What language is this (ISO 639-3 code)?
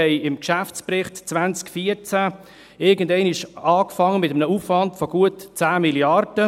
gsw